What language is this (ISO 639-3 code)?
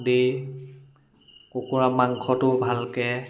asm